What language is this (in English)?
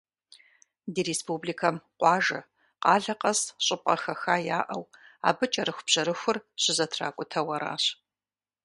Kabardian